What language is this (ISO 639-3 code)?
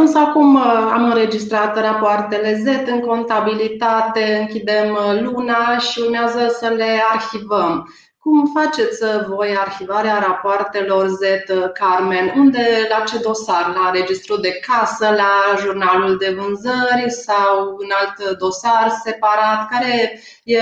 ron